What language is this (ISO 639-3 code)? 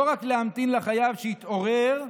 heb